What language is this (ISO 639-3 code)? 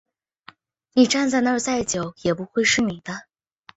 zho